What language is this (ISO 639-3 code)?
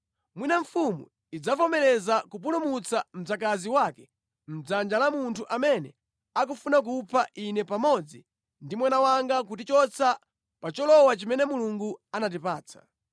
nya